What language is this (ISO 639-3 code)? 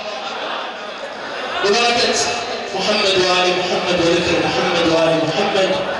ara